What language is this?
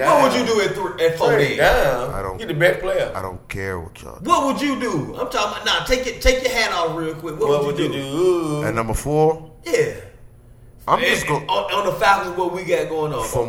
English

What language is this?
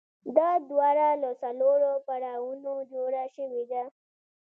Pashto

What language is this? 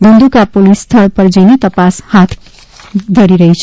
Gujarati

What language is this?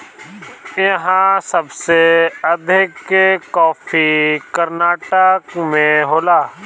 Bhojpuri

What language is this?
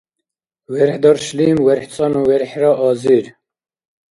Dargwa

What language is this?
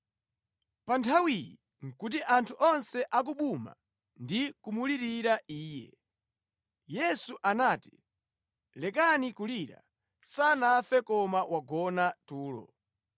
Nyanja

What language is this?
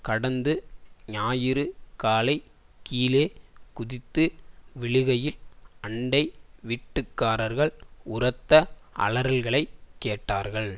Tamil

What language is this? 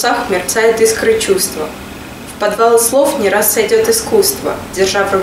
Russian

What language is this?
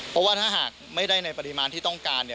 Thai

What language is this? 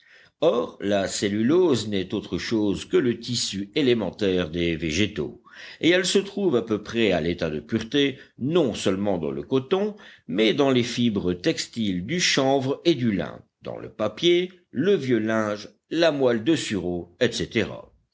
French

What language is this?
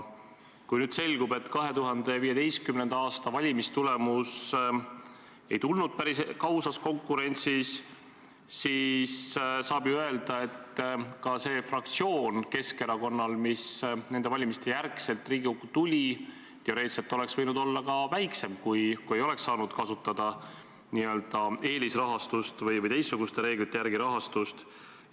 Estonian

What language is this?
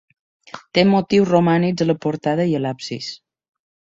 Catalan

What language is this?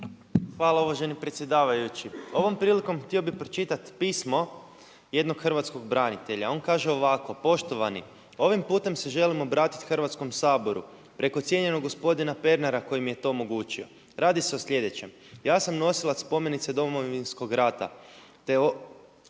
Croatian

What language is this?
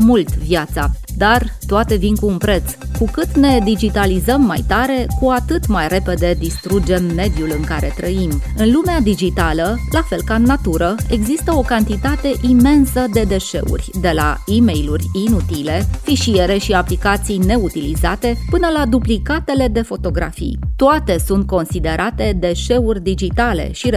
Romanian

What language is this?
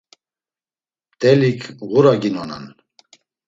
Laz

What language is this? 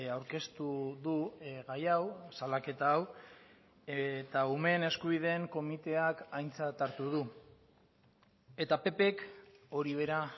Basque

